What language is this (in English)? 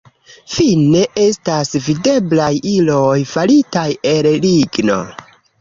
Esperanto